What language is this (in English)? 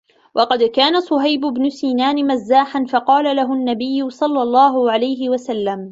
Arabic